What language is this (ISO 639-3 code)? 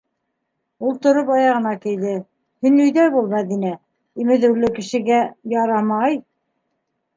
bak